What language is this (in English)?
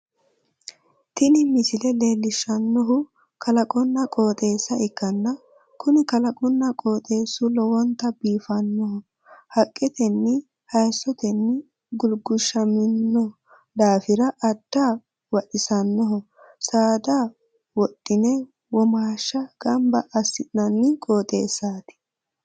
Sidamo